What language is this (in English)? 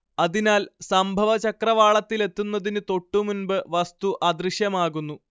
Malayalam